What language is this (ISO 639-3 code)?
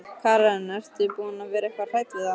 isl